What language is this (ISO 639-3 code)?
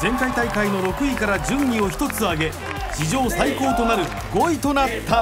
jpn